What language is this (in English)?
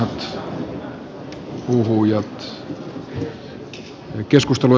Finnish